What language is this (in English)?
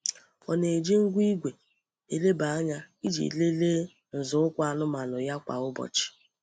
Igbo